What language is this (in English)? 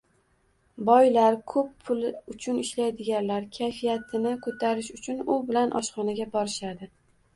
Uzbek